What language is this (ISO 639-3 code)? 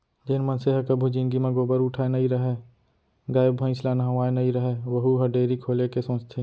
hne